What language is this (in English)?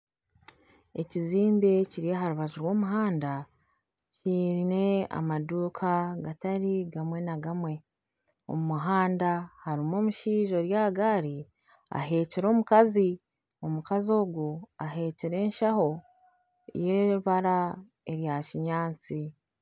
Nyankole